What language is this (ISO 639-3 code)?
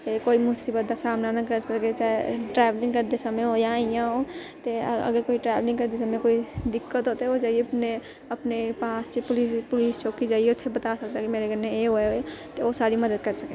doi